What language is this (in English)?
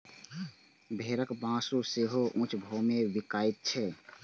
Maithili